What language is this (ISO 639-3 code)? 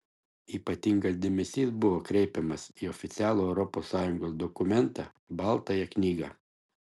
lit